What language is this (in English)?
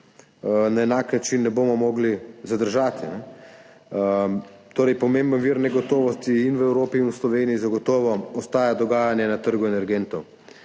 Slovenian